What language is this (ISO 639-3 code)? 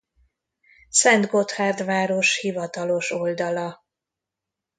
hun